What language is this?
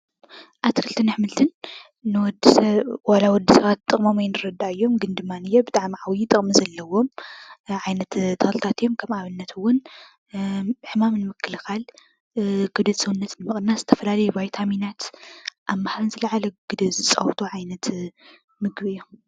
Tigrinya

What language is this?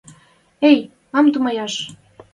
Western Mari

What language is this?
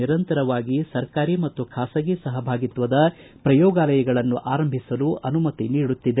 Kannada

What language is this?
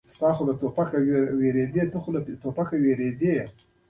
Pashto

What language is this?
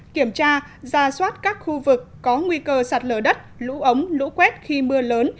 Vietnamese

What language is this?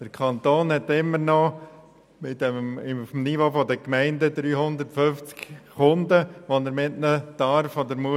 Swiss German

